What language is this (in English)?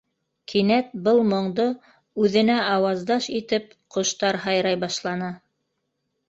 Bashkir